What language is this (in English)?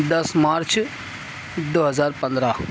Urdu